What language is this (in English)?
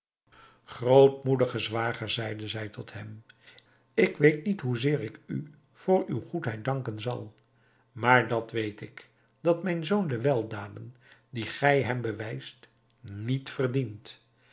Dutch